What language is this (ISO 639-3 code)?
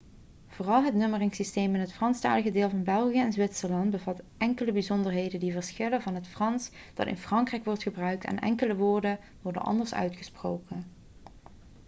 nld